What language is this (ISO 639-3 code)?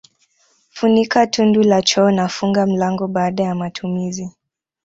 swa